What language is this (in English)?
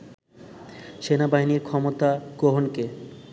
Bangla